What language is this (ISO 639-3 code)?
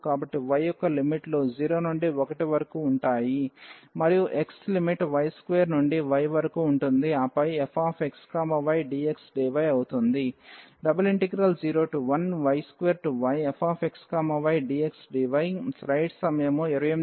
tel